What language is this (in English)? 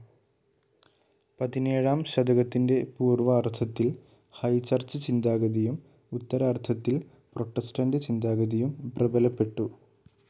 Malayalam